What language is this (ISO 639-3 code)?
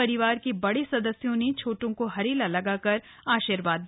hin